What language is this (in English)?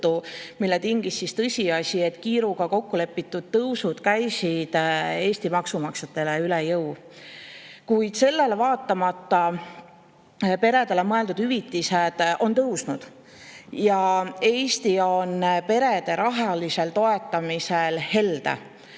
Estonian